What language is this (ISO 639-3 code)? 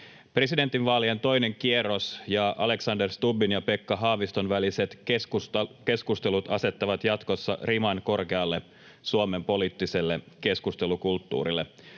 fin